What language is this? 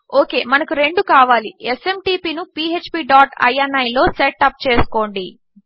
Telugu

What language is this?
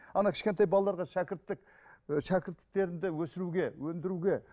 Kazakh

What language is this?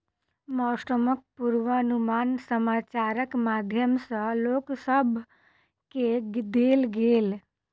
Maithili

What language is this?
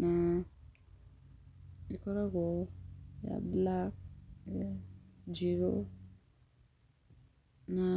Kikuyu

